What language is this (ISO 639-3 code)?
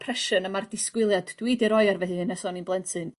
cym